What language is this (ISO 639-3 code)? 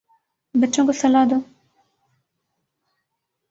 urd